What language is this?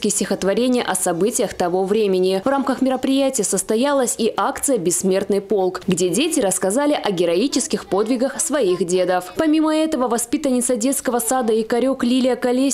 Russian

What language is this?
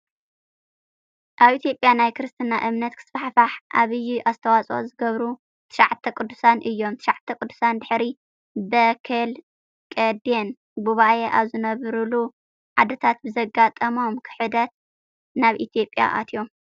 Tigrinya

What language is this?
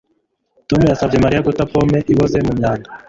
Kinyarwanda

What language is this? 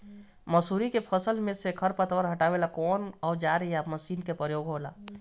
Bhojpuri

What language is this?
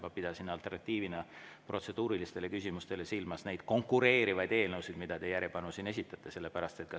Estonian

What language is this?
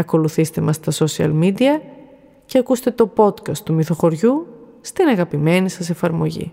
Greek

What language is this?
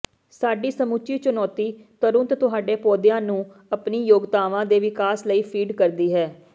Punjabi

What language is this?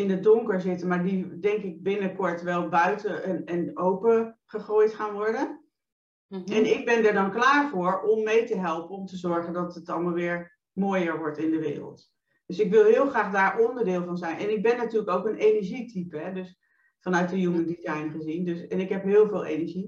Dutch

